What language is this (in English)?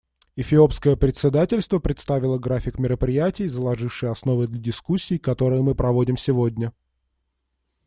Russian